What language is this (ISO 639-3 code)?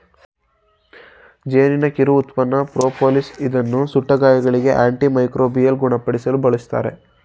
kan